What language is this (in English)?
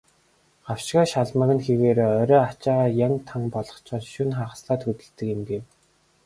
Mongolian